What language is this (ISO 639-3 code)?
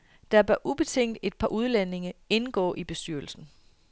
dan